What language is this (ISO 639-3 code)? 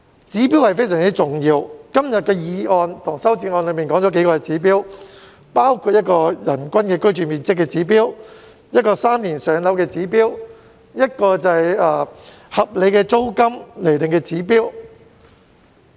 yue